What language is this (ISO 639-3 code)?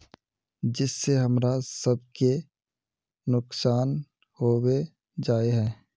mag